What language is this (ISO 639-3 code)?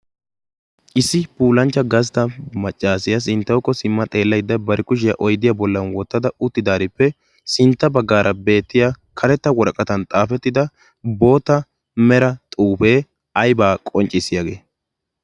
wal